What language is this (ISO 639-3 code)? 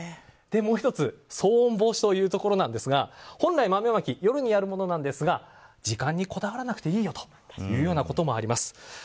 jpn